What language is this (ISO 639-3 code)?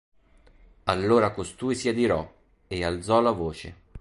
ita